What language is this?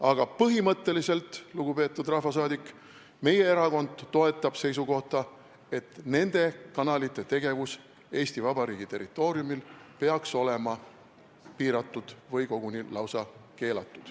Estonian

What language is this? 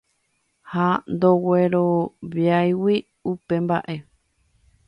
Guarani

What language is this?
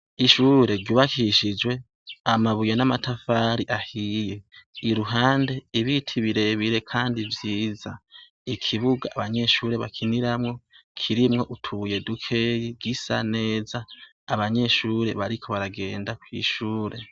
Rundi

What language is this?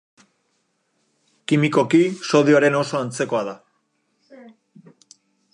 Basque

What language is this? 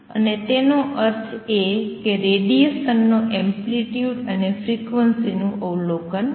Gujarati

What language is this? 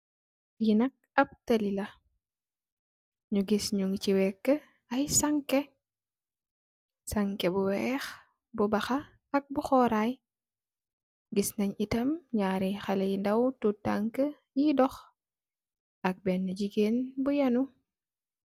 Wolof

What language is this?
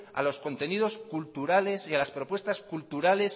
Spanish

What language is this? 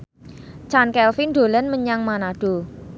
Javanese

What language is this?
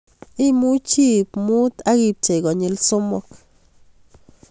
Kalenjin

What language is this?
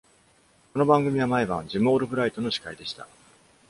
Japanese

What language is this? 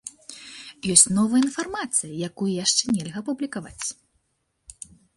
Belarusian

